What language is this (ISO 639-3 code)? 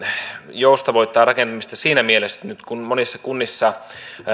fin